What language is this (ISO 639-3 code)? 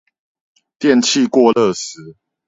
zho